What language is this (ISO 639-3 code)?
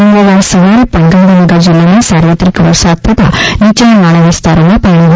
guj